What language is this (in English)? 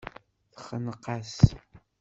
Kabyle